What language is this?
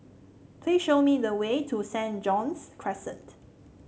English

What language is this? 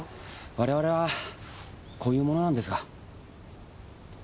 Japanese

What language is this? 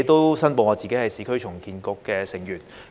Cantonese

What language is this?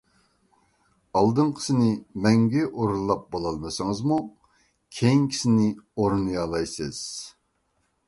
Uyghur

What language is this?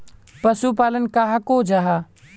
Magahi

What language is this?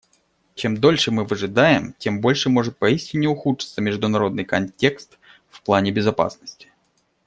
Russian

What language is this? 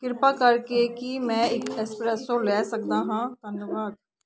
Punjabi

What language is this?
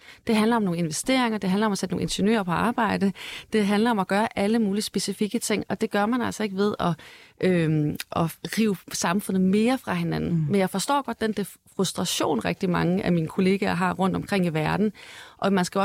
Danish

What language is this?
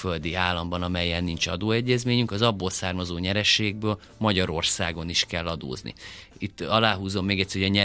Hungarian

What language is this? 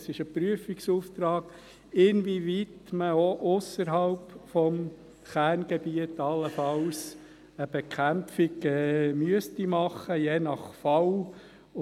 Swiss German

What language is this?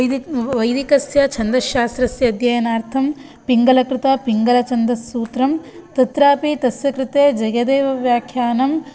Sanskrit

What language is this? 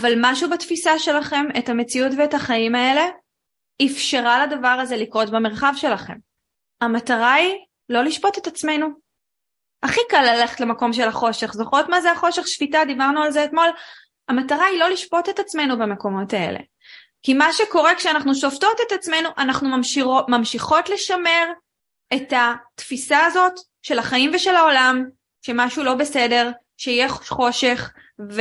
Hebrew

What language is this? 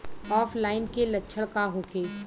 Bhojpuri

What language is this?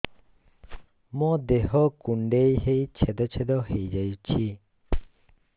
Odia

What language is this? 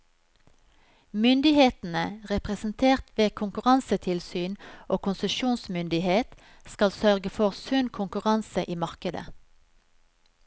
Norwegian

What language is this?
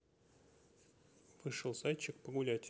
Russian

